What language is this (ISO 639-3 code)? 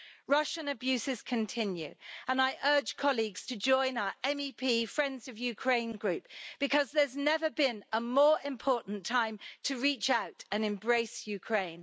eng